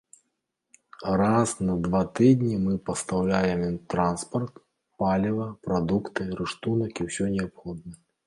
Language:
Belarusian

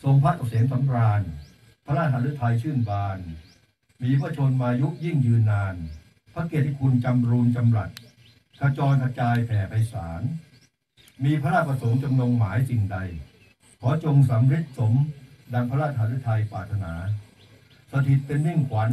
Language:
Thai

